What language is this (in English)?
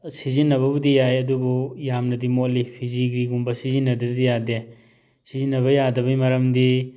Manipuri